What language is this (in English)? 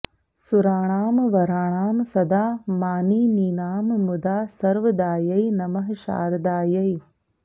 Sanskrit